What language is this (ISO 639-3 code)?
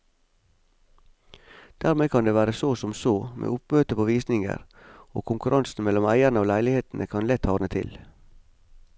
nor